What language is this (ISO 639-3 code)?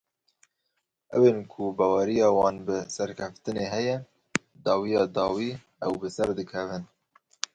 kur